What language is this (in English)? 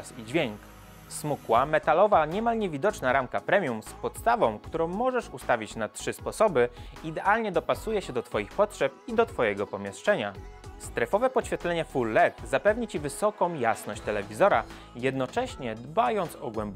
Polish